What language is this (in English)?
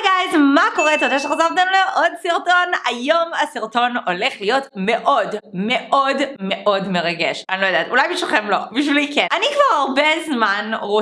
Hebrew